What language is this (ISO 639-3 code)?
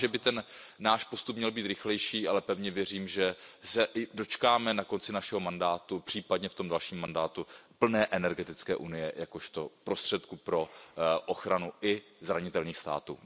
ces